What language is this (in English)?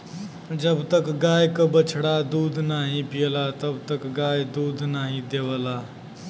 Bhojpuri